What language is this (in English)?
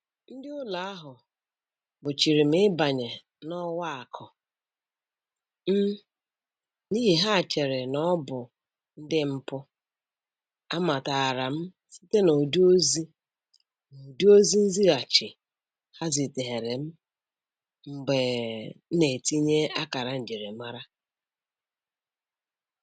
Igbo